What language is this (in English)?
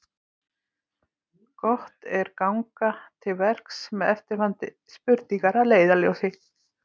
Icelandic